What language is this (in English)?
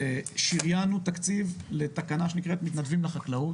Hebrew